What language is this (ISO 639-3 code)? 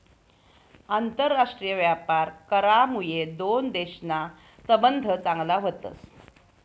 mar